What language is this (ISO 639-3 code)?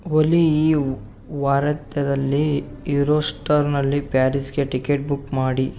kan